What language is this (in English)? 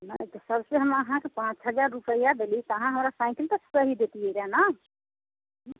Maithili